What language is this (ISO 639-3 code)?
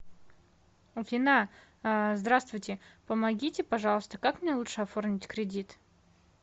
rus